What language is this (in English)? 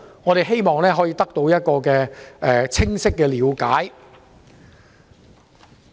Cantonese